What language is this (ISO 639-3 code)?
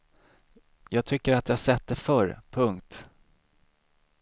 swe